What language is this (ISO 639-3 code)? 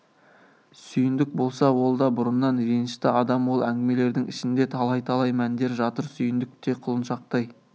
kaz